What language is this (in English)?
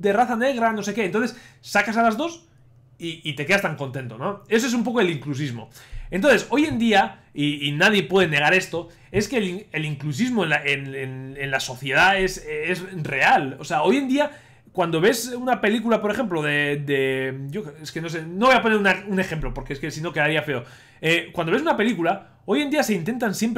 Spanish